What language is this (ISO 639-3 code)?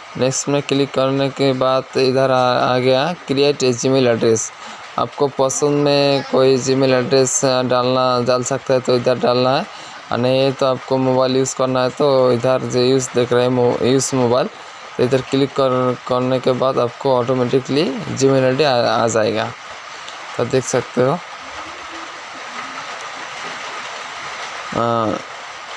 hin